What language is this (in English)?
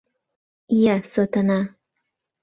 Mari